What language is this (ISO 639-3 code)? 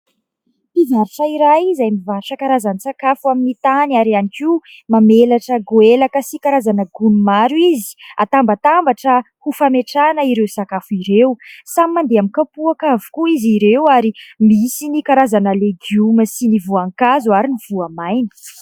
mlg